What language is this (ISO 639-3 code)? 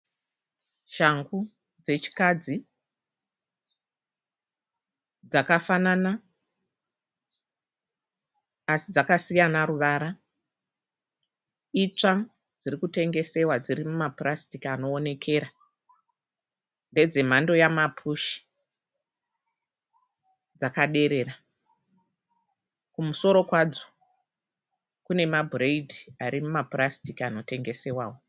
sna